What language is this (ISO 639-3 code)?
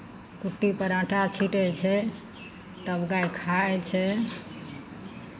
mai